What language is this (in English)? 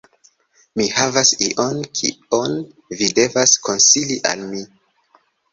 Esperanto